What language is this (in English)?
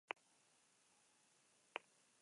Basque